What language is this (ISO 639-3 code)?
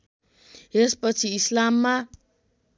nep